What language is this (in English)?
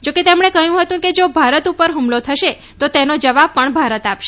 Gujarati